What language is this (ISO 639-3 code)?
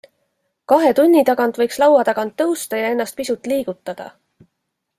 est